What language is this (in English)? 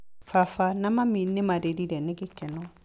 Kikuyu